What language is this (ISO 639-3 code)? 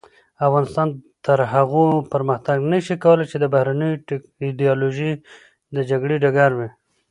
pus